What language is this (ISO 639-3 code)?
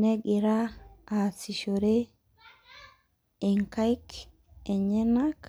mas